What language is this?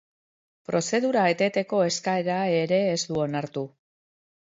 Basque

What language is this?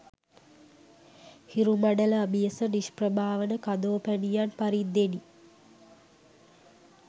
Sinhala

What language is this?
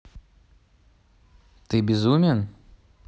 Russian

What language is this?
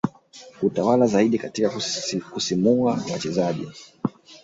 Swahili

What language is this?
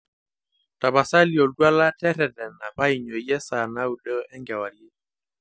Masai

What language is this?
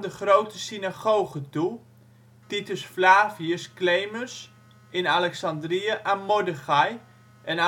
Dutch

